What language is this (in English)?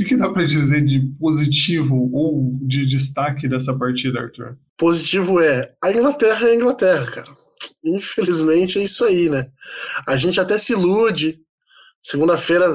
Portuguese